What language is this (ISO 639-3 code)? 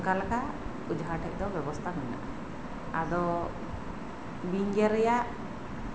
sat